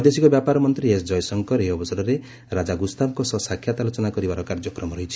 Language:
Odia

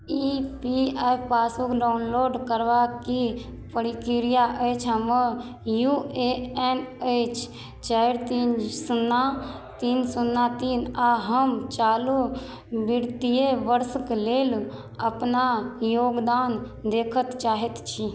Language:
Maithili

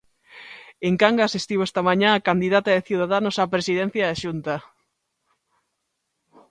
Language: Galician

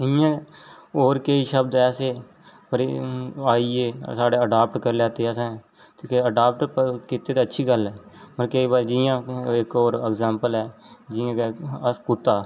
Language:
Dogri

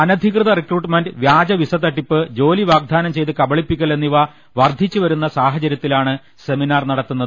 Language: Malayalam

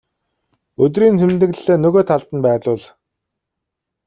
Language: Mongolian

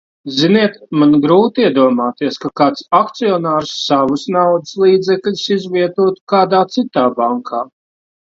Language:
Latvian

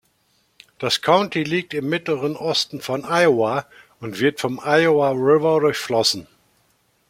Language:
German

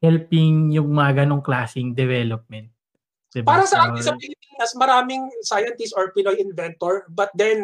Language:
Filipino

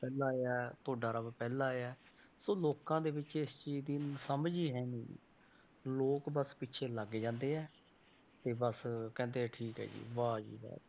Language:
Punjabi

